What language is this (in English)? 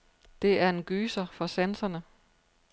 Danish